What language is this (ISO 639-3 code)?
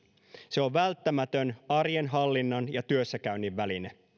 fin